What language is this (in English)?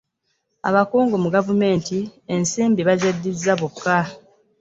Ganda